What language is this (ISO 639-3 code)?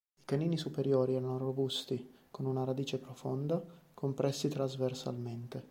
ita